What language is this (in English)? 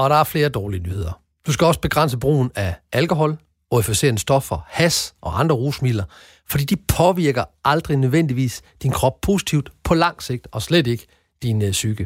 Danish